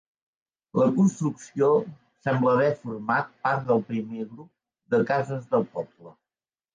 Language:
Catalan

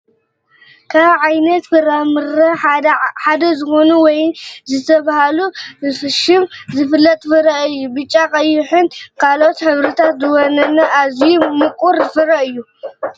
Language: Tigrinya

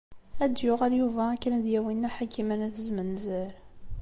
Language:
Kabyle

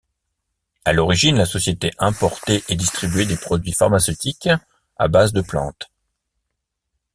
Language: French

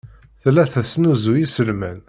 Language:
Kabyle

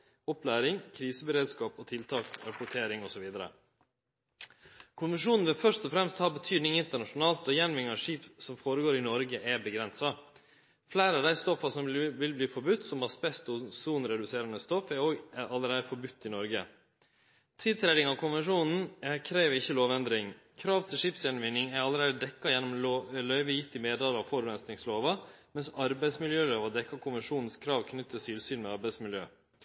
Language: Norwegian Nynorsk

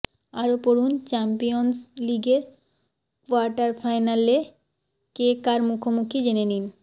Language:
Bangla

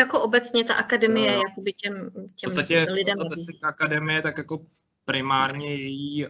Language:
Czech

